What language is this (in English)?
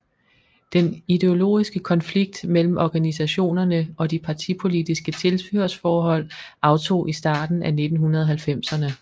Danish